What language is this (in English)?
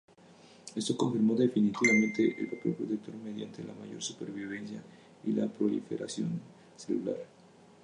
Spanish